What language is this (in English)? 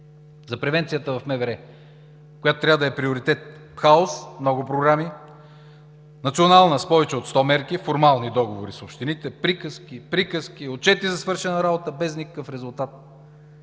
Bulgarian